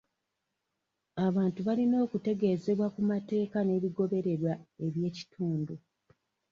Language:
Ganda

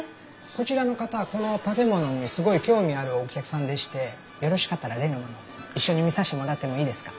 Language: Japanese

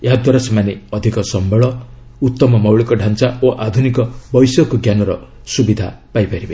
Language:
Odia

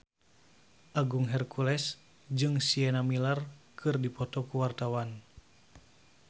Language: Sundanese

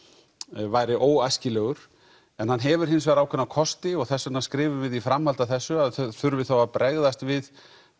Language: Icelandic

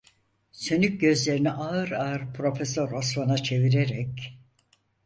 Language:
Turkish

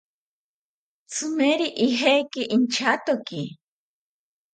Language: South Ucayali Ashéninka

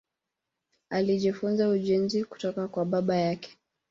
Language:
Swahili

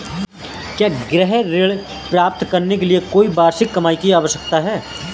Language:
Hindi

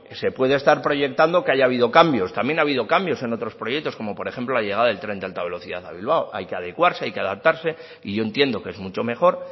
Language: Spanish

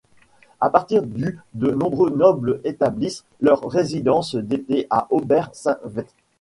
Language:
French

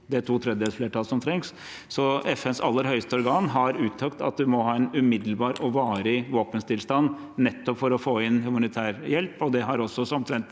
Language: Norwegian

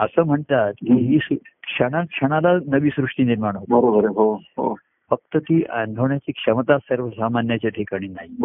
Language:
Marathi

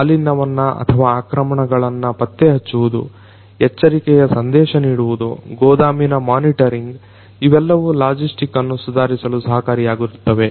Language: Kannada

